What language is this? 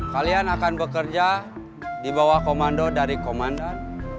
Indonesian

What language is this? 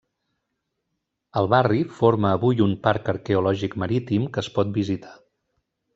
Catalan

